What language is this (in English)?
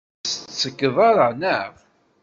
Kabyle